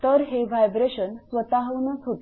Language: Marathi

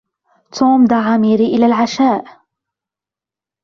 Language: Arabic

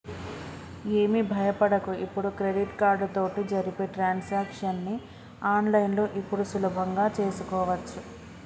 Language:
Telugu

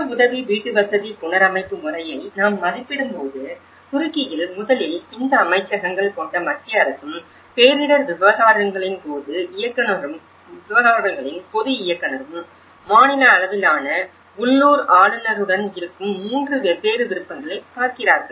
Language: Tamil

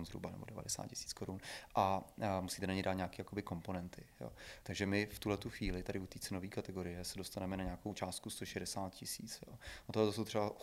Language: Czech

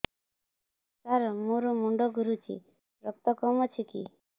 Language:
Odia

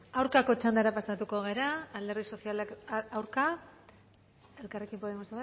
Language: Basque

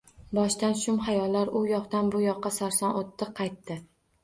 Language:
Uzbek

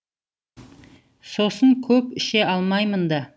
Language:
Kazakh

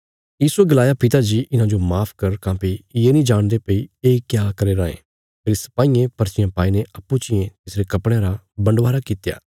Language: Bilaspuri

